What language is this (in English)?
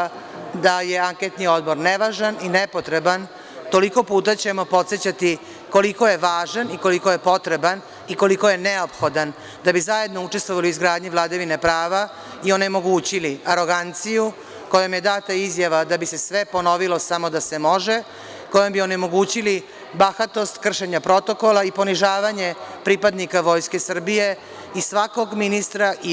Serbian